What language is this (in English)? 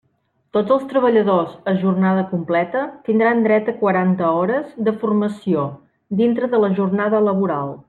Catalan